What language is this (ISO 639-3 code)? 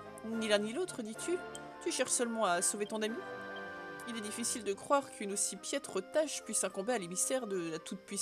fra